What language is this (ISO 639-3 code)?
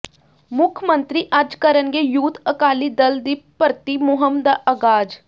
pan